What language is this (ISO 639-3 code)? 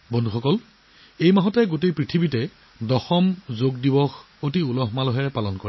asm